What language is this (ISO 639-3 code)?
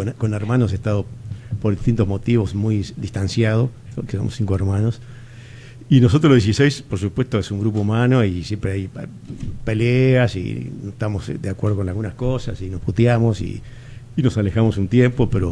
spa